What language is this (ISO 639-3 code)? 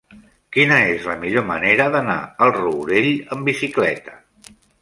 cat